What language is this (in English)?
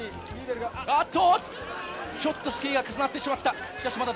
Japanese